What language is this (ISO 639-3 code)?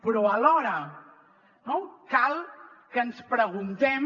cat